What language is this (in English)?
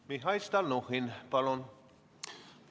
Estonian